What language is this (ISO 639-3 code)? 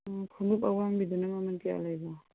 mni